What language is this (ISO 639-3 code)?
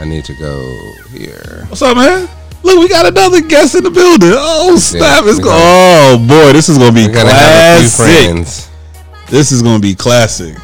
eng